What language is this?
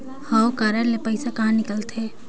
Chhattisgarhi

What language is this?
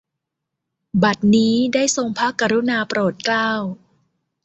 Thai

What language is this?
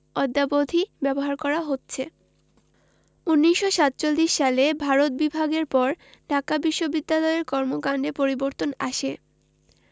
Bangla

